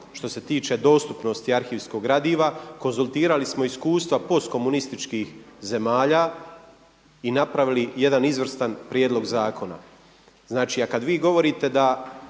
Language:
Croatian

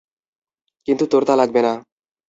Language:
Bangla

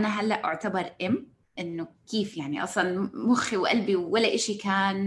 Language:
Arabic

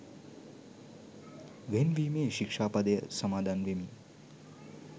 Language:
Sinhala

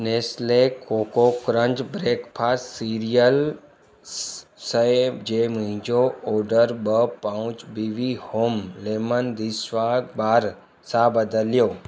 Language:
Sindhi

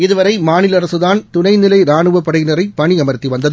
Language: Tamil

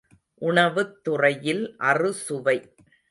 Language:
Tamil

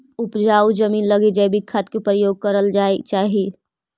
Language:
Magahi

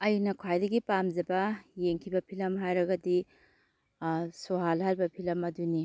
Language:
Manipuri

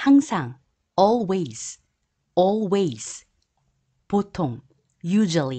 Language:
Korean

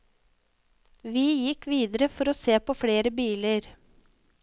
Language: Norwegian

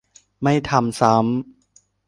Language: Thai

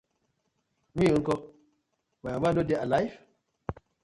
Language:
Nigerian Pidgin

